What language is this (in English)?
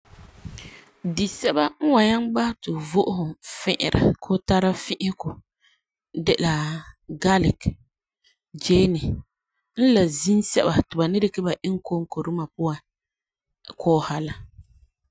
Frafra